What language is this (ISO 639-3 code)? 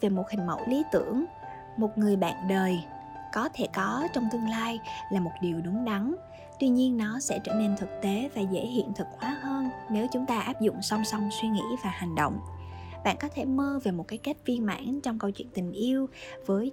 vie